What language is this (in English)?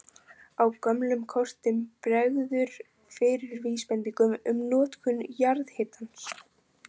Icelandic